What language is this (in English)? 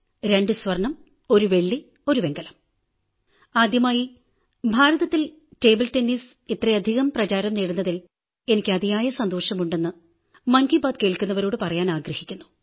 Malayalam